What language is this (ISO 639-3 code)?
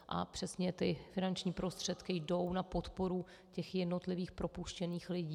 ces